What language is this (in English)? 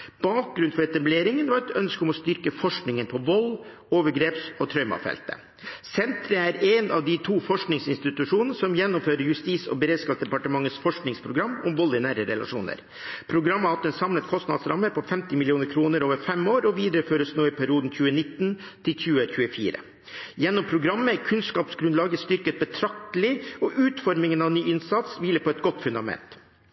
Norwegian Bokmål